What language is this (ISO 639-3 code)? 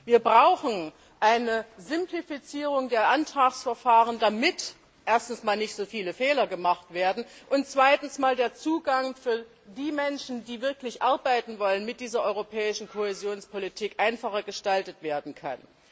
deu